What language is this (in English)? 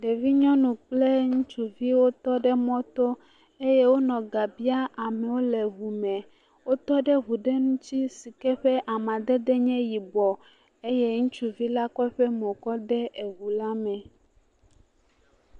Ewe